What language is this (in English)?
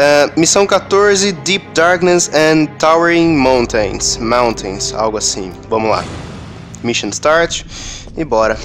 Portuguese